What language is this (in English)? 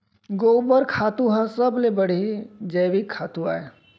Chhattisgarhi